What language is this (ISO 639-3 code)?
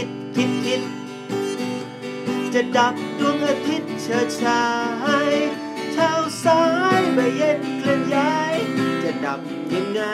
tha